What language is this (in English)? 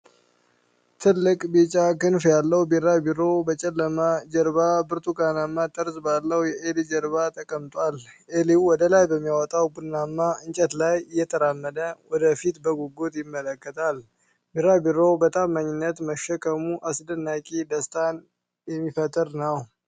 Amharic